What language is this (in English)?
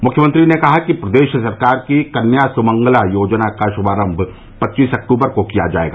Hindi